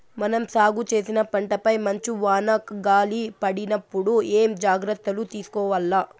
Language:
Telugu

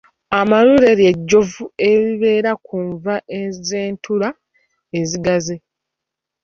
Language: Ganda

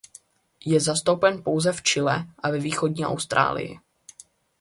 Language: Czech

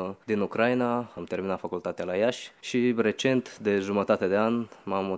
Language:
Romanian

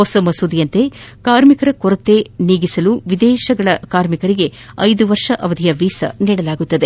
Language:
Kannada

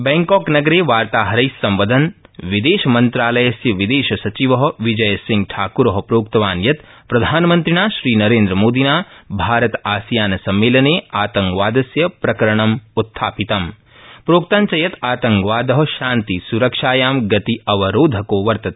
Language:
Sanskrit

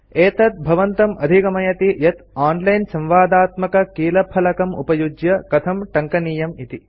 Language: Sanskrit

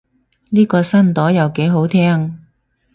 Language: Cantonese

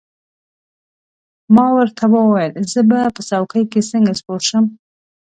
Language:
Pashto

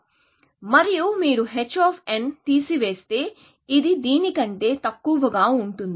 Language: Telugu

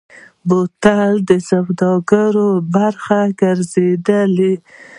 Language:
Pashto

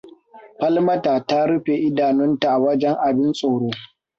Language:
Hausa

